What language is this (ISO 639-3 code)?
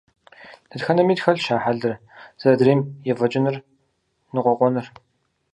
kbd